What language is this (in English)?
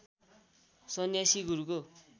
Nepali